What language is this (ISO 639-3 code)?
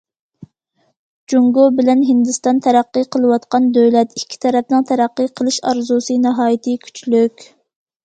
uig